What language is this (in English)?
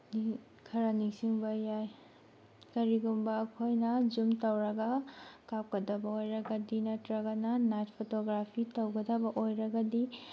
Manipuri